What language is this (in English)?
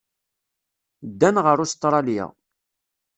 Kabyle